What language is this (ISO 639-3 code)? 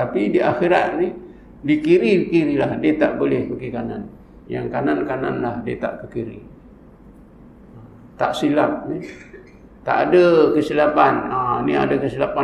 msa